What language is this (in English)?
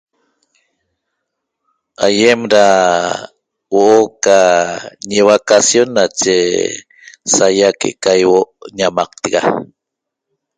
Toba